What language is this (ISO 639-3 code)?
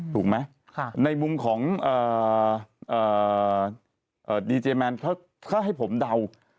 tha